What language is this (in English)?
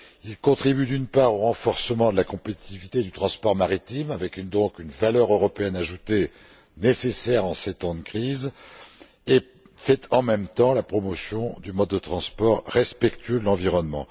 French